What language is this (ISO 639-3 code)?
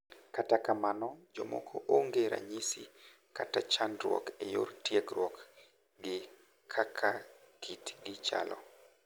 luo